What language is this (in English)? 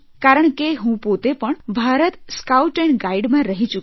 Gujarati